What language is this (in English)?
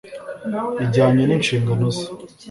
Kinyarwanda